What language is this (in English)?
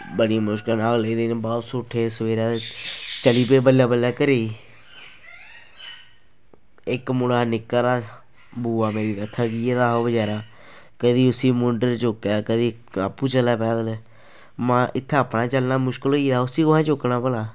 Dogri